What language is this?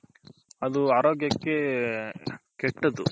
Kannada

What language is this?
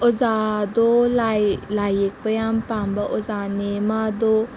Manipuri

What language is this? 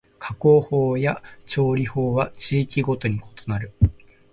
Japanese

